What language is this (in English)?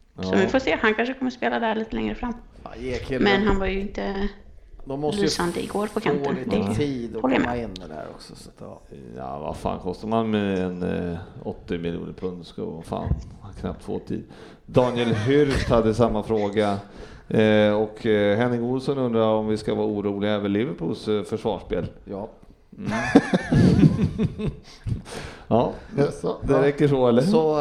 Swedish